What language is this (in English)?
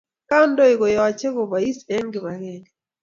Kalenjin